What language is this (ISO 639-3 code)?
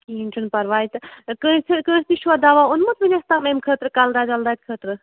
kas